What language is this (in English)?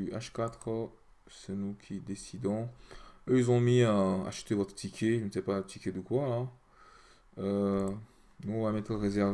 French